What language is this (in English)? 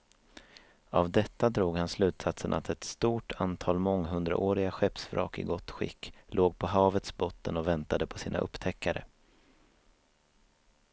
Swedish